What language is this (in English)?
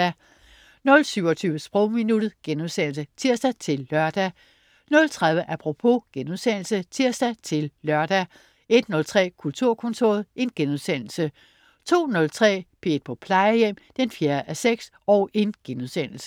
Danish